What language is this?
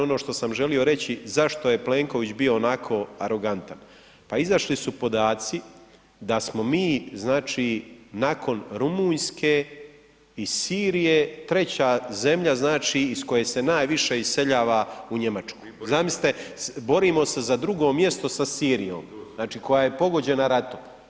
Croatian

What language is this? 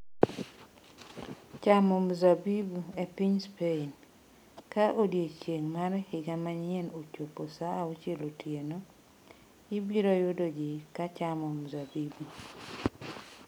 Luo (Kenya and Tanzania)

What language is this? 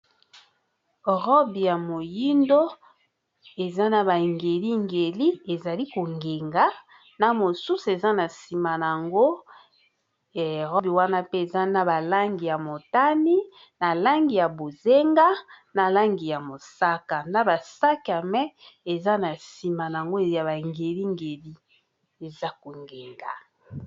Lingala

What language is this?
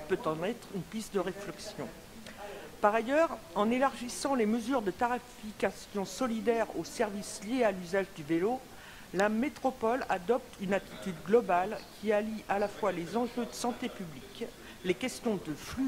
French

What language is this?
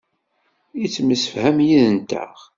Kabyle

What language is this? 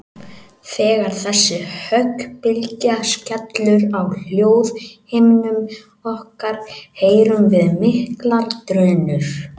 Icelandic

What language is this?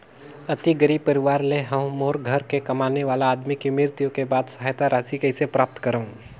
Chhattisgarhi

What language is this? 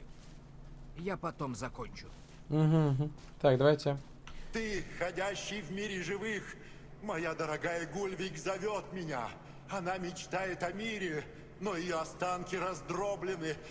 Russian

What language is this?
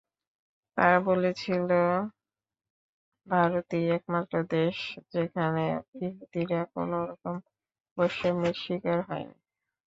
Bangla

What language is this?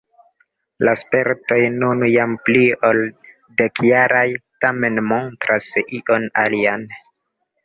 Esperanto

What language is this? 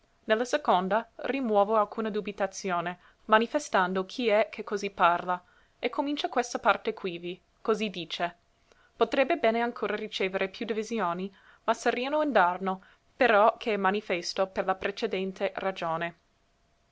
Italian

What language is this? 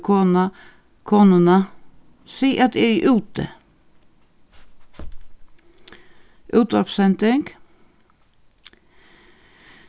Faroese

